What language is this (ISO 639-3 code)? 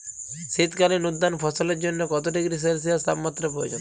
ben